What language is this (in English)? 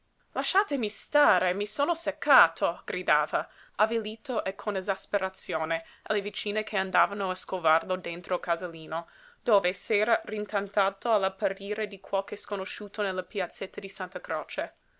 Italian